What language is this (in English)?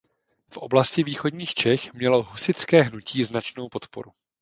Czech